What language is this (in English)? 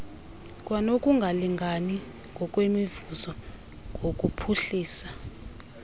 Xhosa